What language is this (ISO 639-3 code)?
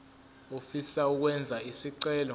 zul